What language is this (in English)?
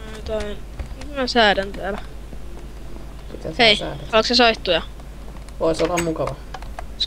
Finnish